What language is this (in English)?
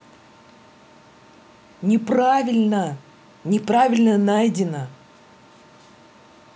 Russian